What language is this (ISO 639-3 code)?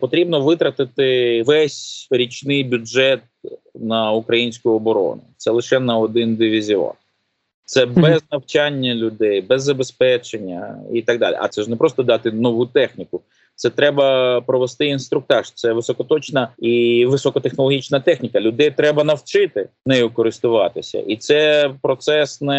ukr